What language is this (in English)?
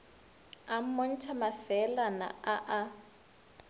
Northern Sotho